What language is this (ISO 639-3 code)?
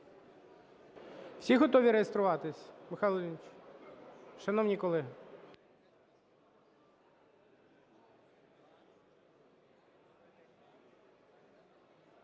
ukr